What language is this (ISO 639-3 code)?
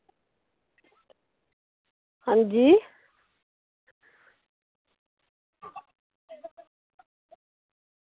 doi